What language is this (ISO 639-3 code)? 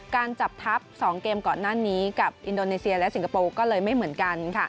tha